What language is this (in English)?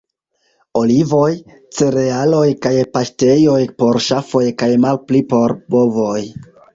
Esperanto